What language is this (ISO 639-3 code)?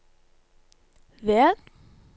nor